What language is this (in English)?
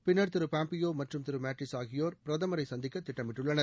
Tamil